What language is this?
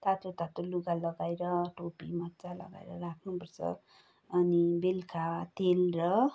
Nepali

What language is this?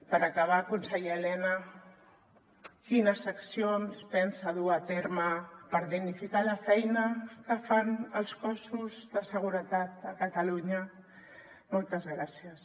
Catalan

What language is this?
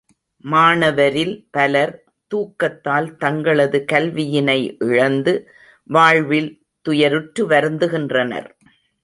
Tamil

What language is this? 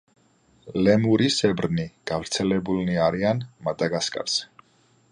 Georgian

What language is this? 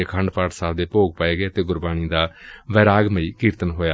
Punjabi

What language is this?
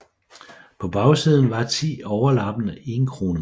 Danish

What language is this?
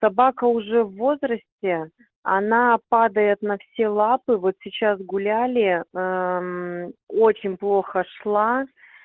Russian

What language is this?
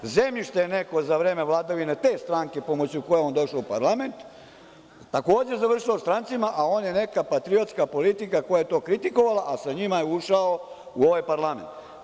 Serbian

